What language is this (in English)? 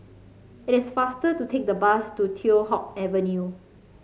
English